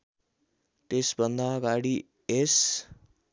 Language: Nepali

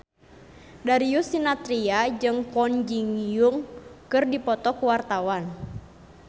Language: Sundanese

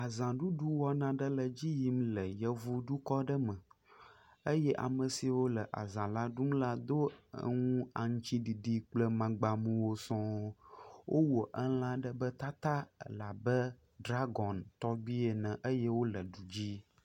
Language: Ewe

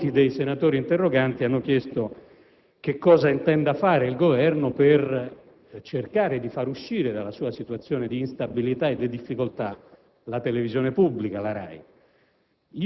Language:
Italian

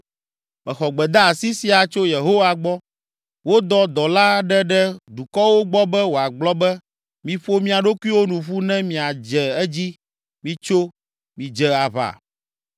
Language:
Ewe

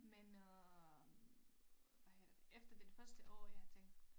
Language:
Danish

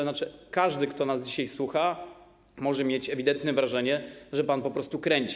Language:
Polish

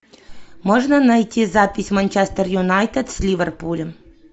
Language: Russian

